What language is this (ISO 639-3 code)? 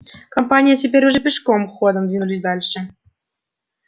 rus